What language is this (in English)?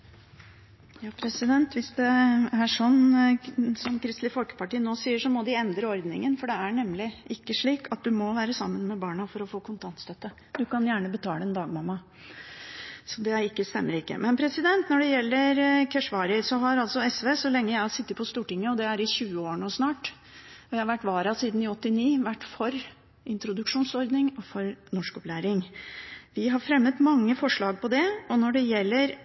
Norwegian Bokmål